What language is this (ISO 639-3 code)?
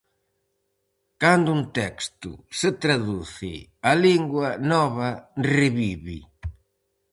glg